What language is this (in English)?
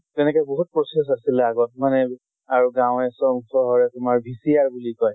Assamese